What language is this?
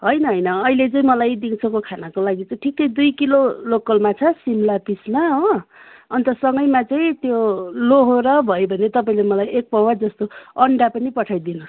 Nepali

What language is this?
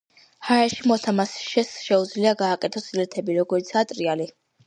Georgian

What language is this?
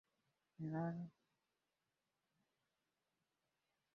Swahili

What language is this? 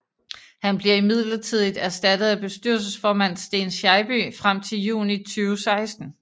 Danish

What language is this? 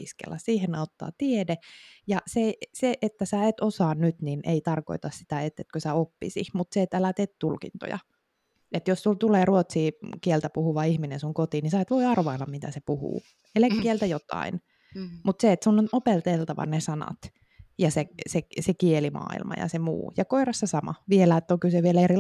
Finnish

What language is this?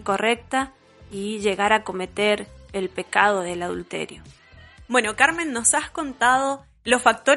Spanish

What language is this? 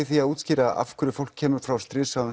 Icelandic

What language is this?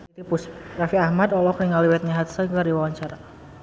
Sundanese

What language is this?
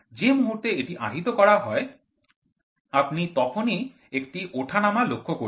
Bangla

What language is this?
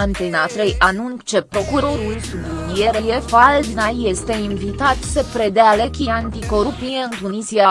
Romanian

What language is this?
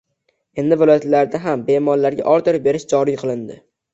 Uzbek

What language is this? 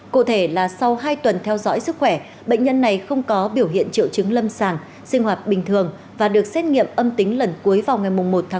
Vietnamese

